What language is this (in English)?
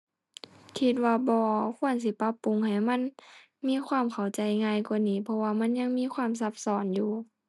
Thai